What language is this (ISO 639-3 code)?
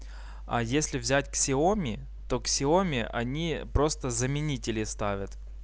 rus